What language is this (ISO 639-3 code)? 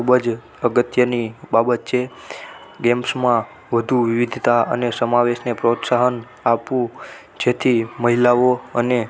guj